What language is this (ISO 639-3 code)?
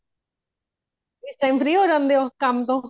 pan